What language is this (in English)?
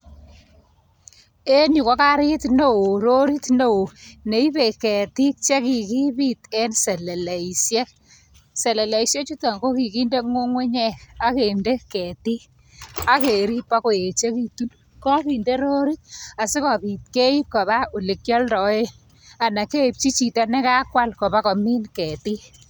Kalenjin